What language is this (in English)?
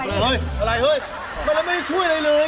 Thai